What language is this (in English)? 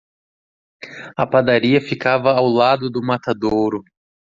Portuguese